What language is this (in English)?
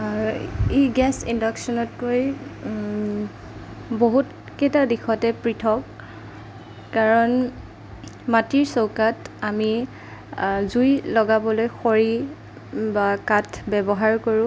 Assamese